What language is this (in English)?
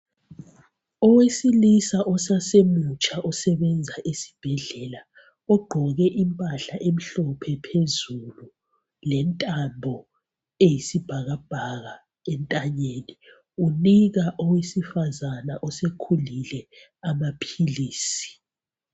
North Ndebele